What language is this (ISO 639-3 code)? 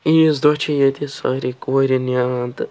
kas